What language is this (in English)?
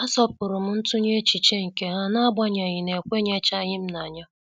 Igbo